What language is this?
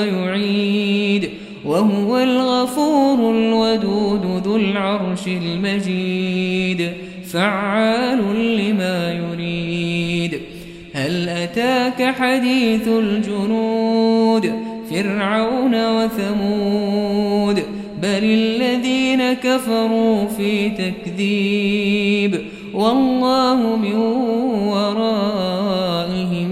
Arabic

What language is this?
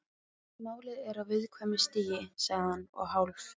Icelandic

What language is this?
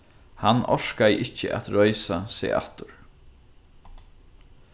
Faroese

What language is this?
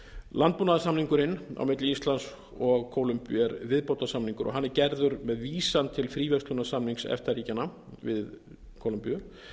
Icelandic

